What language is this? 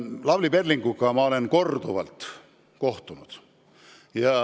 Estonian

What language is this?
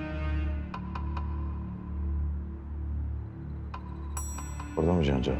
Turkish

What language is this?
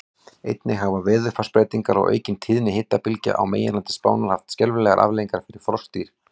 Icelandic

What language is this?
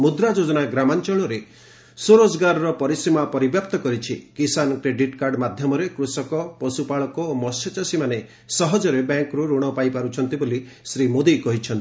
Odia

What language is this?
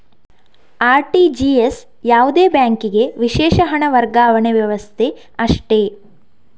Kannada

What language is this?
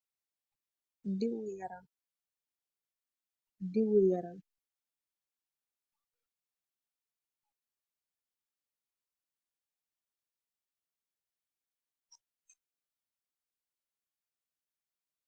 Wolof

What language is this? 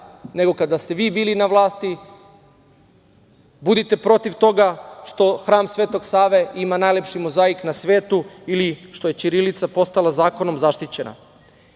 Serbian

